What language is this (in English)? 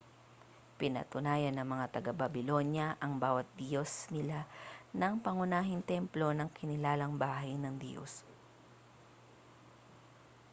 Filipino